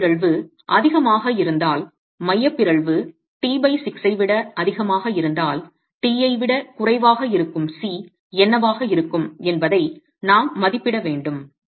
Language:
Tamil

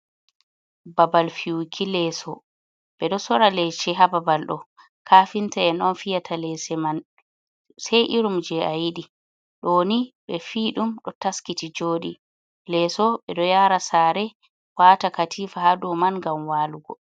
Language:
Fula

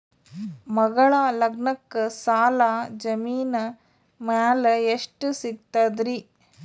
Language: Kannada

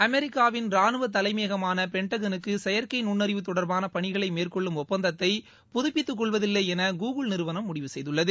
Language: Tamil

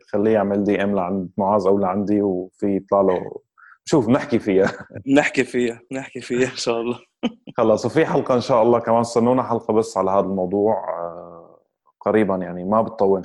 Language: Arabic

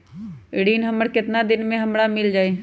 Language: Magahi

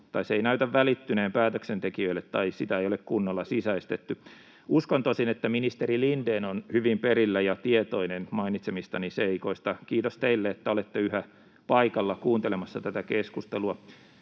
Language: Finnish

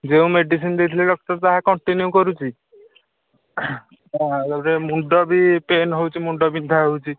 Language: Odia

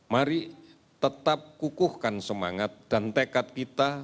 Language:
Indonesian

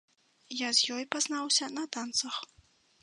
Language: Belarusian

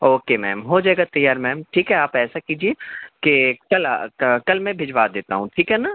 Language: Urdu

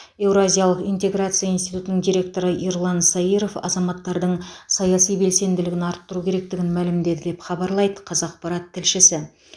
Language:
Kazakh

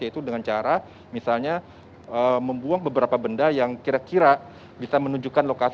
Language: Indonesian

